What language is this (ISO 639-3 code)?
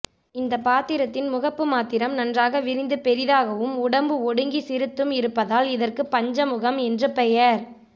tam